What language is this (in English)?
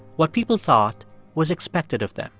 English